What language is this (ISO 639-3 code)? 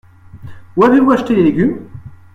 fra